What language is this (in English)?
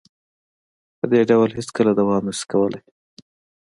Pashto